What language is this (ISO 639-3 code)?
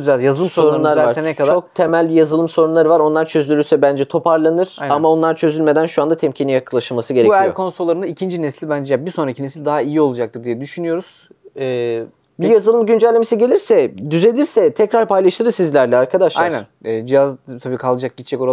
tur